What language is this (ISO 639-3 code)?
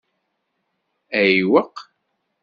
kab